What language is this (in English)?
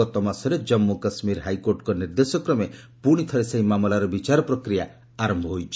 Odia